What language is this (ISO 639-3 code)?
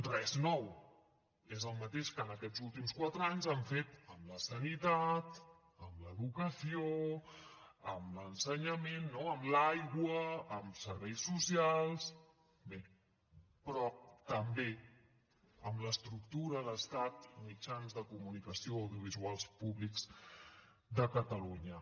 cat